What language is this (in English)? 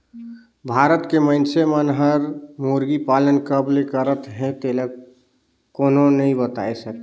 Chhattisgarhi